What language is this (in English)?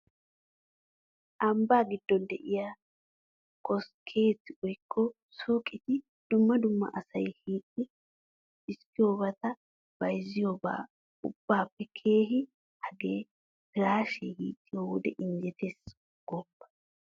Wolaytta